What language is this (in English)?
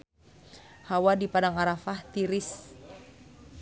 Sundanese